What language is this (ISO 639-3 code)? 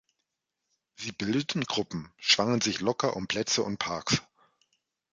deu